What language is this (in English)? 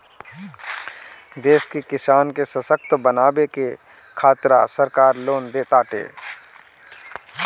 Bhojpuri